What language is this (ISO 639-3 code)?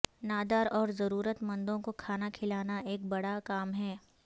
urd